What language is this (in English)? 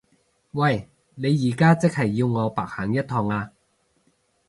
Cantonese